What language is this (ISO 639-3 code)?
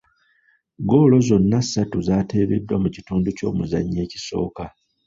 lug